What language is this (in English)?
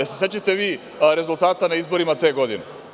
Serbian